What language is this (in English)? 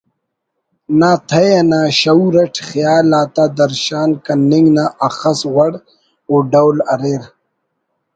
Brahui